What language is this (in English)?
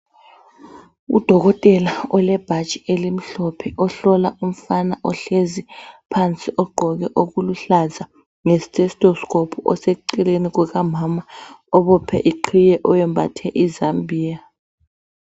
North Ndebele